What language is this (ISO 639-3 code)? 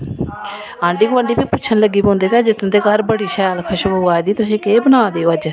doi